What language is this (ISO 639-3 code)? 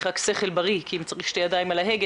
heb